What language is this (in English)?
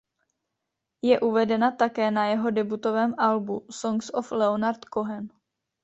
Czech